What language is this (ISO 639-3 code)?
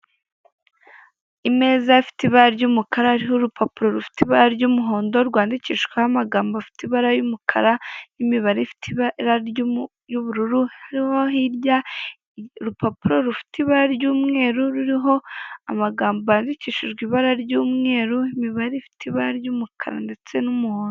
kin